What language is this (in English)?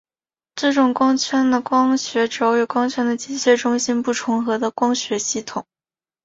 Chinese